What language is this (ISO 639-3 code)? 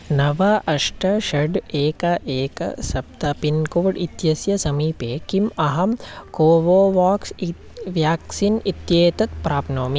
san